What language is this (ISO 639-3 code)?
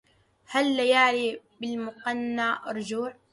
ara